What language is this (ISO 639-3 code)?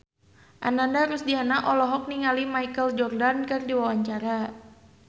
sun